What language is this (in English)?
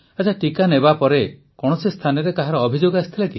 Odia